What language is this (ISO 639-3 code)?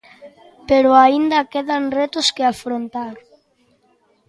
glg